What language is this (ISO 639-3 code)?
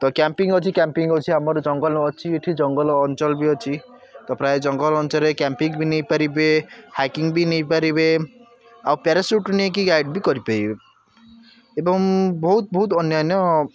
ori